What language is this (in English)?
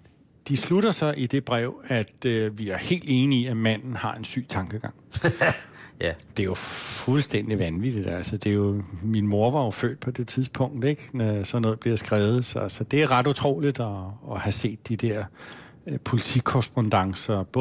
Danish